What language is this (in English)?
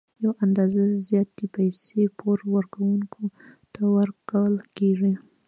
Pashto